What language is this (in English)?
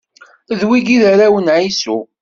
Kabyle